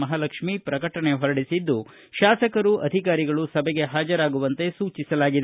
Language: Kannada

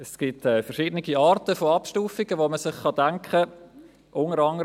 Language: Swiss German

